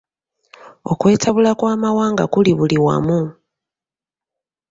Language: Ganda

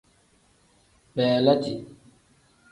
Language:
Tem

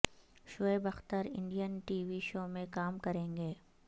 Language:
Urdu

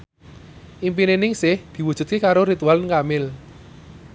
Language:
Javanese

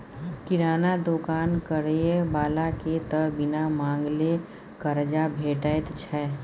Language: Maithili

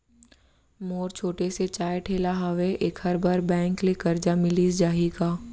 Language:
Chhattisgarhi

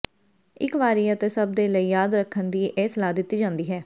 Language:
Punjabi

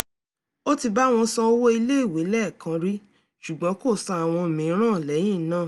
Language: Yoruba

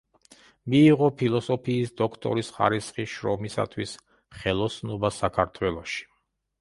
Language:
Georgian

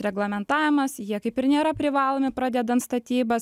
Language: Lithuanian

